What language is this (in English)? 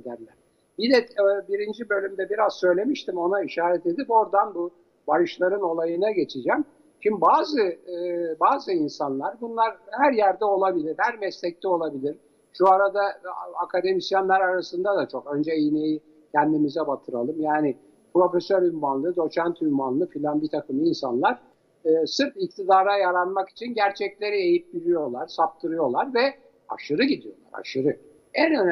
Turkish